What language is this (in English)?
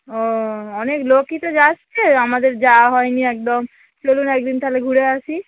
Bangla